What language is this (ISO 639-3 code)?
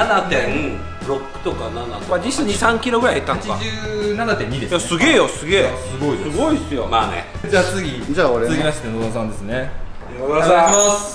jpn